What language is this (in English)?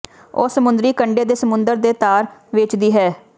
Punjabi